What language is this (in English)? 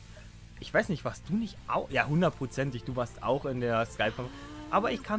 German